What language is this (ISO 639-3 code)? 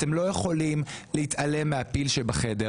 heb